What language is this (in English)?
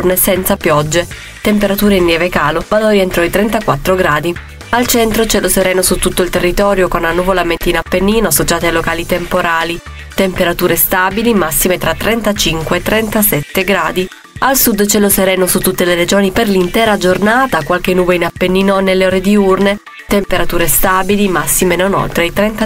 Italian